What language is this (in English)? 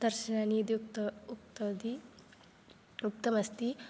Sanskrit